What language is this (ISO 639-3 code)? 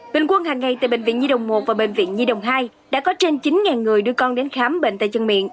vie